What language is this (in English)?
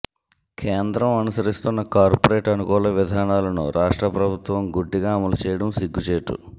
Telugu